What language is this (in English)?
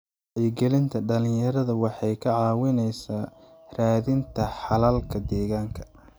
Somali